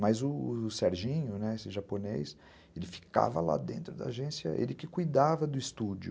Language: Portuguese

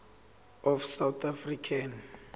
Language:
Zulu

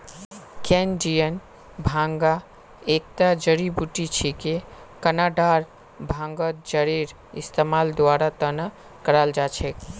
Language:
Magahi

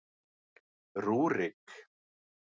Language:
Icelandic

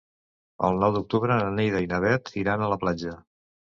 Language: Catalan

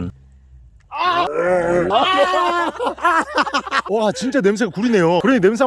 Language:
Korean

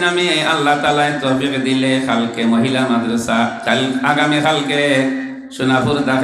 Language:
Indonesian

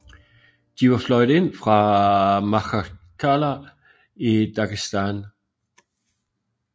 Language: Danish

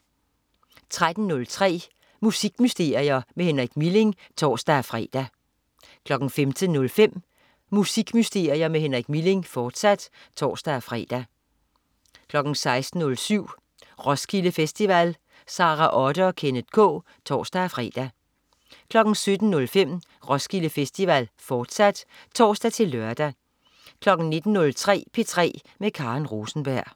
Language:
Danish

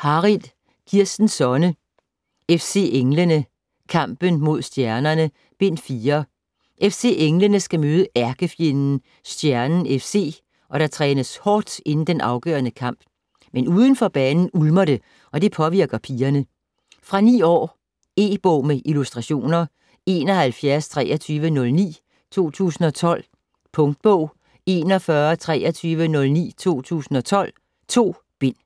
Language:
Danish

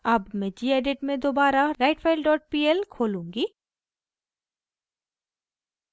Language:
Hindi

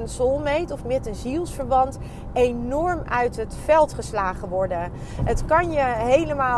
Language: Dutch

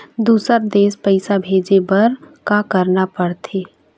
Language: Chhattisgarhi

